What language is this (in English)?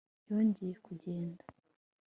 Kinyarwanda